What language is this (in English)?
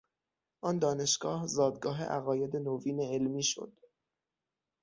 Persian